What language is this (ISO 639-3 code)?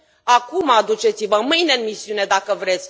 ron